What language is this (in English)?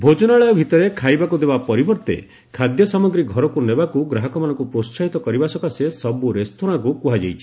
Odia